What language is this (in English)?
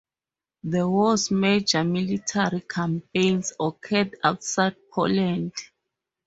English